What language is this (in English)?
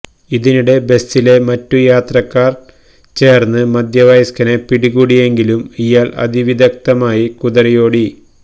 Malayalam